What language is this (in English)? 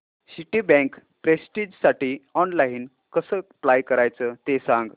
Marathi